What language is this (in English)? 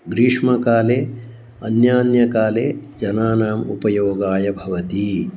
Sanskrit